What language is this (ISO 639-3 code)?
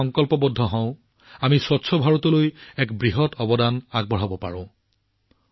asm